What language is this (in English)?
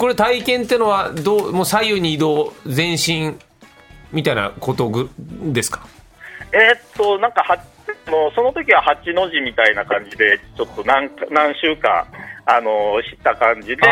Japanese